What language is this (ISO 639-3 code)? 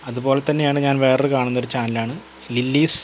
mal